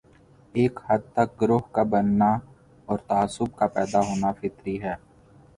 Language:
Urdu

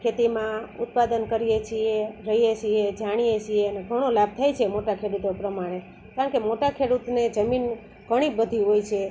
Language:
Gujarati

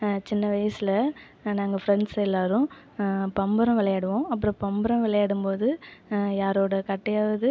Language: Tamil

